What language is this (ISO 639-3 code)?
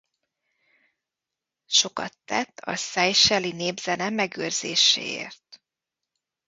hun